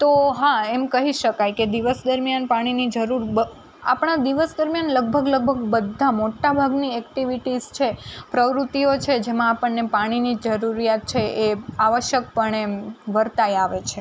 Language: Gujarati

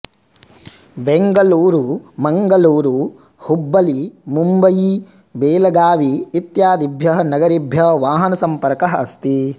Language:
Sanskrit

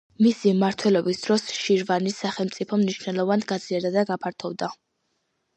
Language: Georgian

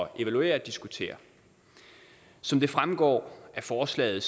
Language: Danish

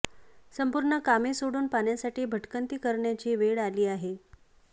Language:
Marathi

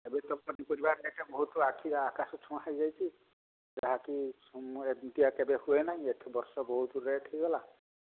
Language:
Odia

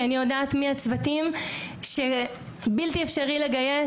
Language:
Hebrew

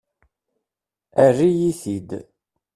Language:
Kabyle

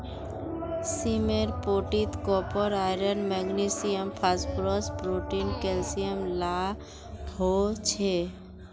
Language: Magahi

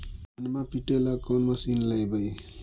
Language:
Magahi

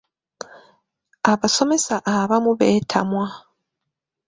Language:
Ganda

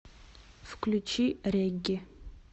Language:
Russian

